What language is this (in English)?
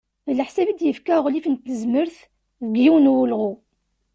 Kabyle